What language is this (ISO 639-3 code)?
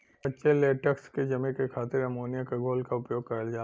bho